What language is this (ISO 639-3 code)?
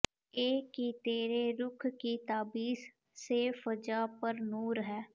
pan